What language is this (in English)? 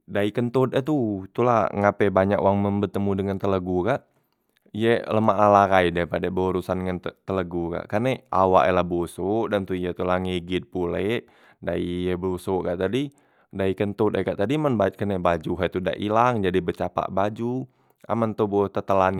Musi